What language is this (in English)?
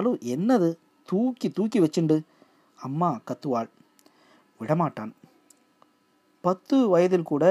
Tamil